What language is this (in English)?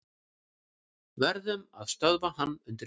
Icelandic